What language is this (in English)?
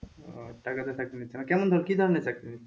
Bangla